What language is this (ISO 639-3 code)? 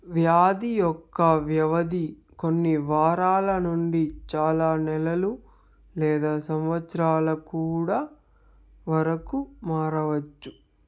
tel